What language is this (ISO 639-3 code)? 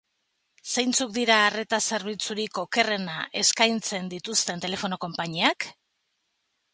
eus